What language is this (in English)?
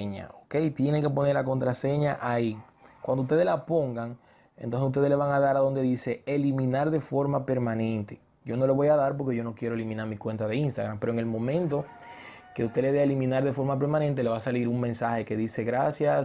Spanish